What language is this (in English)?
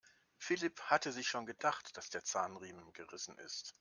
German